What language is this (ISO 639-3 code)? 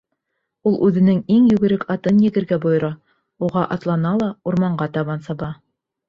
bak